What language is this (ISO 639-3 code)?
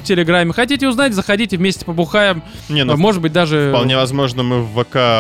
rus